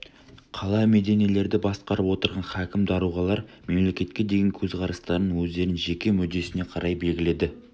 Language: Kazakh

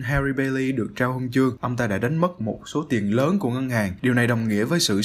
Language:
Vietnamese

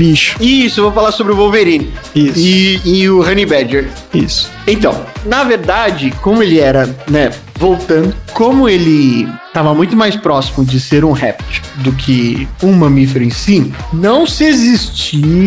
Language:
Portuguese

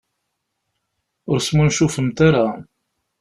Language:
Kabyle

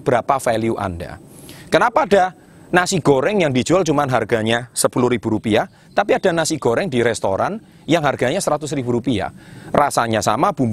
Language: Indonesian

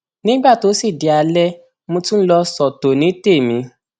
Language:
Yoruba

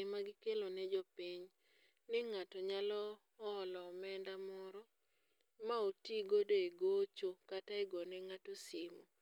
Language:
Luo (Kenya and Tanzania)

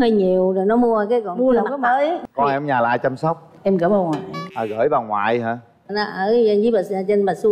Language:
Vietnamese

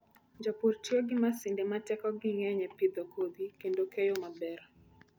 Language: Luo (Kenya and Tanzania)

